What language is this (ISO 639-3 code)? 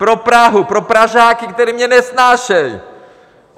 ces